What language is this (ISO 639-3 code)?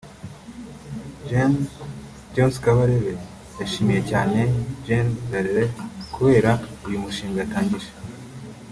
kin